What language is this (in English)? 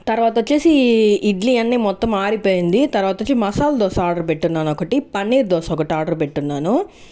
Telugu